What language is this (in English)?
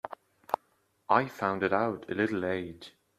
English